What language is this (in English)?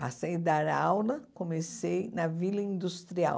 Portuguese